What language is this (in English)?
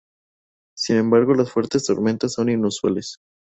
Spanish